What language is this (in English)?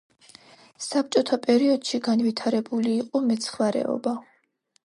Georgian